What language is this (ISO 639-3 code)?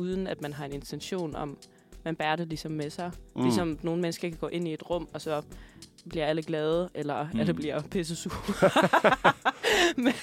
dan